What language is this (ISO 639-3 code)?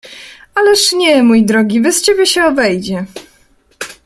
pol